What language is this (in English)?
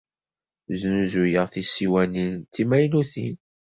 Kabyle